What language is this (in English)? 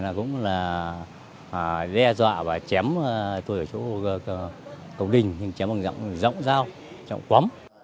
Vietnamese